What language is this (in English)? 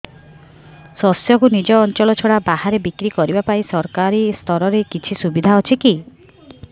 Odia